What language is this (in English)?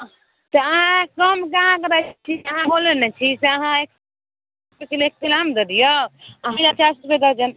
Maithili